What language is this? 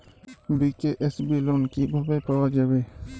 Bangla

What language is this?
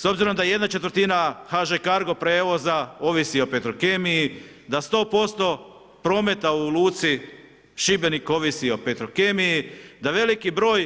Croatian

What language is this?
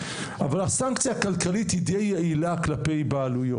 Hebrew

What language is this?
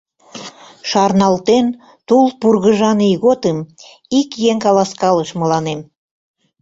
Mari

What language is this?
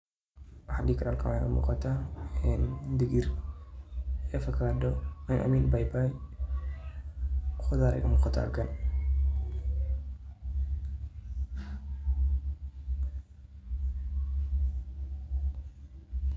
Somali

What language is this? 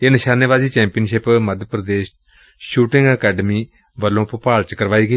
Punjabi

